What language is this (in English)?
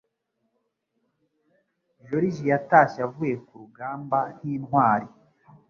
Kinyarwanda